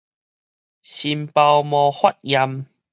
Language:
Min Nan Chinese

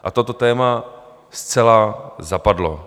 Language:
Czech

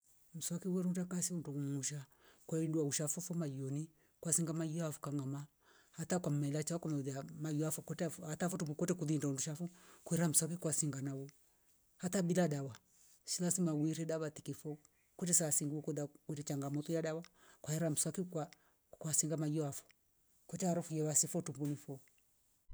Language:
Rombo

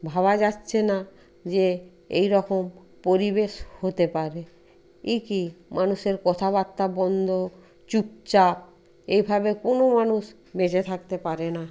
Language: Bangla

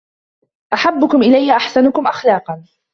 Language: Arabic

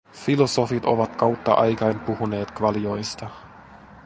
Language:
Finnish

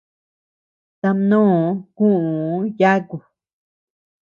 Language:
Tepeuxila Cuicatec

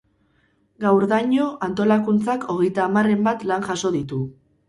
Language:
Basque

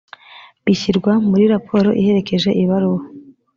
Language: Kinyarwanda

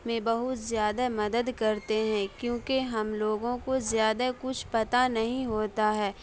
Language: Urdu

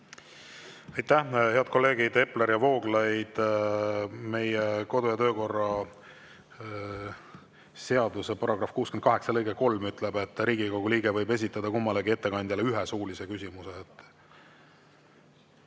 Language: Estonian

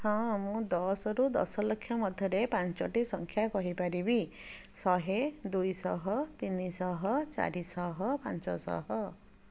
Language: Odia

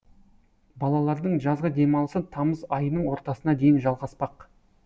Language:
Kazakh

